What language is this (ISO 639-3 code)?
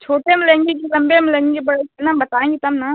hin